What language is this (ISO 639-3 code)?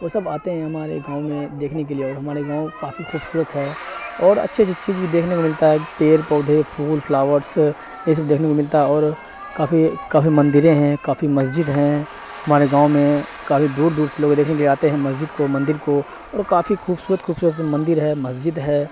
urd